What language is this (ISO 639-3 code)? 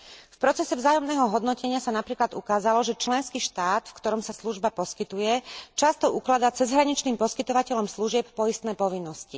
slk